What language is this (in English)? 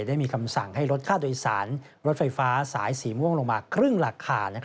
Thai